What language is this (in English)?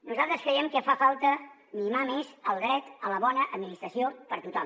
Catalan